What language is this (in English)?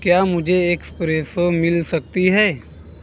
Hindi